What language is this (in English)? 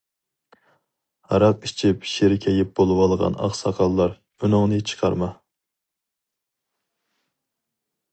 Uyghur